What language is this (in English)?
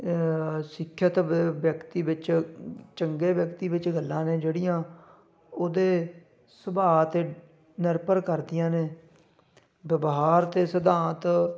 Punjabi